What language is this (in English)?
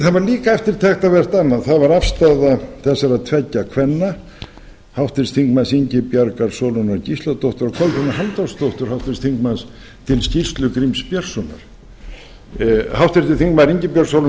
Icelandic